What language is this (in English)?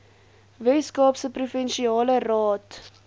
Afrikaans